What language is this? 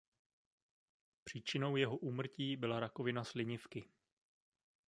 Czech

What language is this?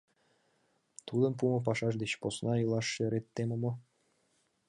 Mari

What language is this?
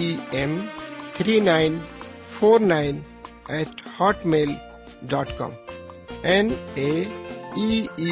Urdu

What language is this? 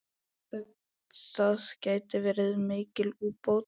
Icelandic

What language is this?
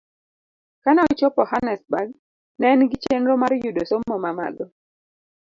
Luo (Kenya and Tanzania)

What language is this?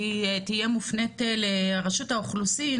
Hebrew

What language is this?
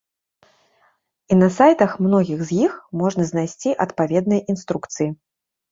Belarusian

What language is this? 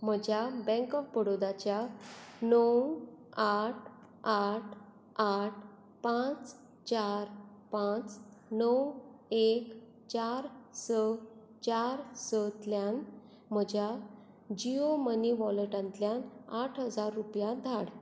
Konkani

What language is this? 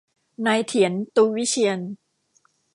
Thai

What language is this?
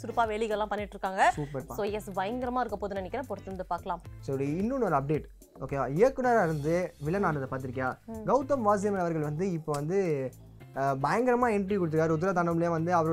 Tamil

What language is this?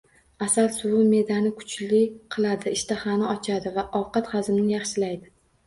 Uzbek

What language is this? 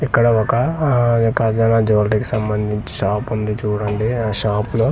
Telugu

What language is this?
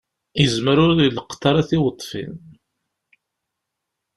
Kabyle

